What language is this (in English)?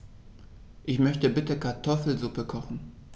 German